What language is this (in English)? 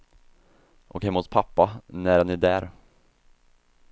Swedish